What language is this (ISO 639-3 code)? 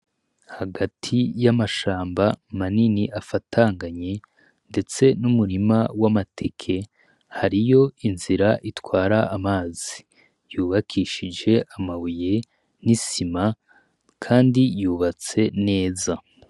run